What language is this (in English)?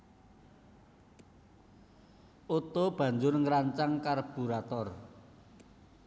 Javanese